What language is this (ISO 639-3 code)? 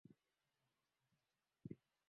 swa